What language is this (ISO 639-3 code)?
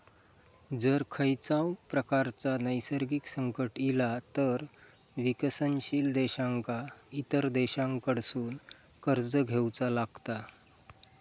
mar